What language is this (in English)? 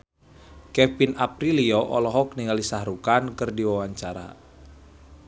Sundanese